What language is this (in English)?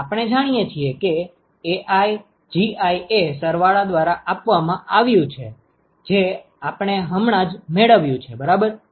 Gujarati